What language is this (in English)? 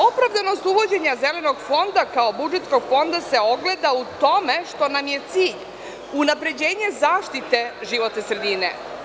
Serbian